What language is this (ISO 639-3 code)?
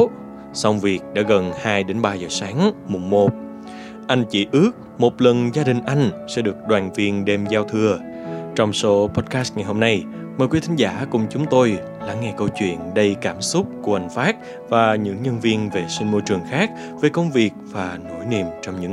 vie